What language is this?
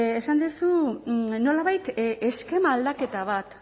Basque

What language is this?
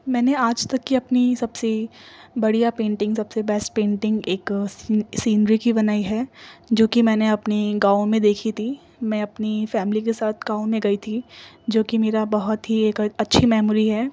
Urdu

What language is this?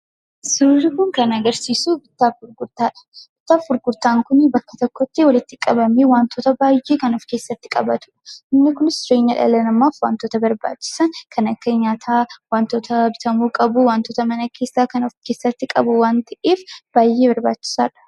Oromo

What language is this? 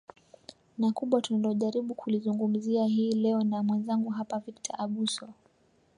Swahili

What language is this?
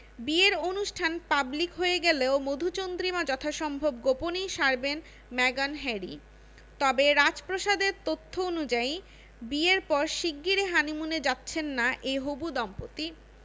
Bangla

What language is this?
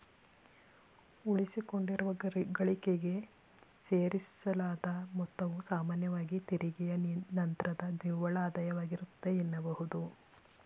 Kannada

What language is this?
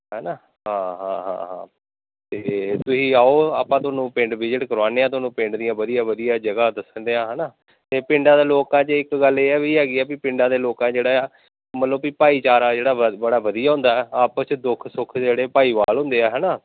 Punjabi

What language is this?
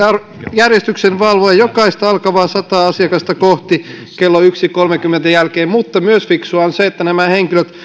Finnish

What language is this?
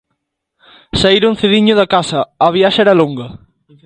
Galician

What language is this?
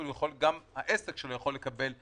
Hebrew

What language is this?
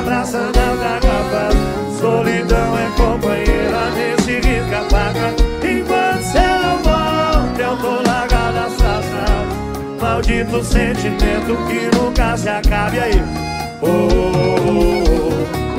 Portuguese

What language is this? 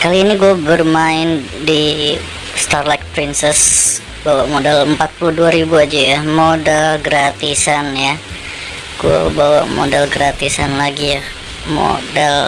Indonesian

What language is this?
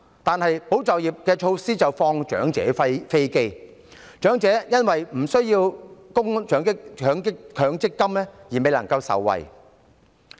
Cantonese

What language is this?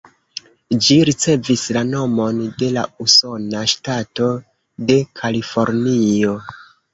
Esperanto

